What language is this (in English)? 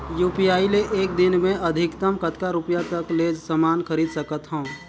Chhattisgarhi